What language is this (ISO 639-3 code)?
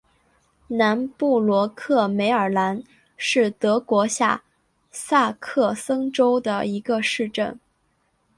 zho